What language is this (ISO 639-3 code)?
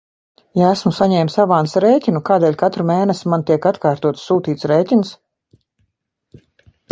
lav